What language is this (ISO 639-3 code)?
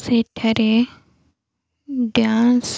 ori